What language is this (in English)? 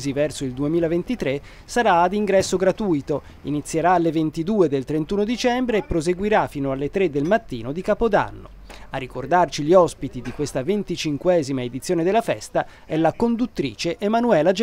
Italian